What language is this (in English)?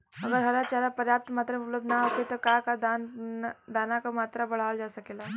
Bhojpuri